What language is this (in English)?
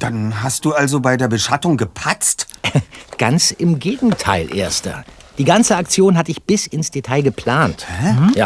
German